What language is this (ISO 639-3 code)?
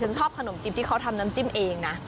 tha